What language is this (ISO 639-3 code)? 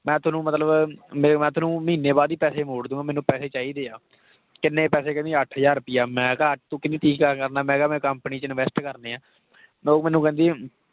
pan